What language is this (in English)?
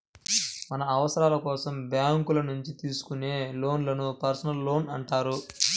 Telugu